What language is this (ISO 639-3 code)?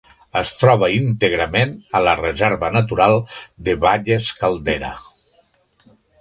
cat